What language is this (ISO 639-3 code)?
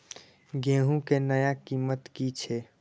mai